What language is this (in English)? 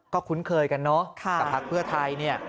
Thai